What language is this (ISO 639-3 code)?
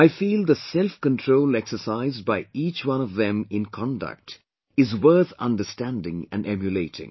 eng